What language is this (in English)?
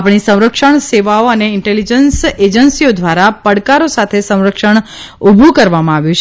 Gujarati